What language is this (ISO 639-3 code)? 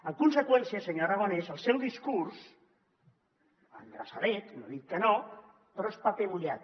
cat